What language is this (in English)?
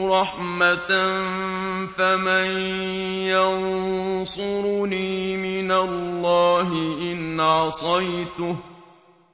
Arabic